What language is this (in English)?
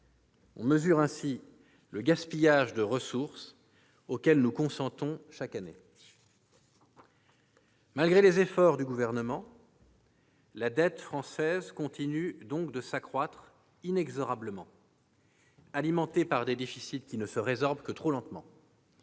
French